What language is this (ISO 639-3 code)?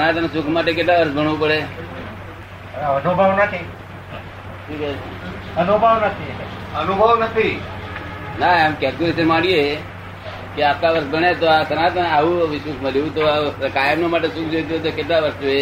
guj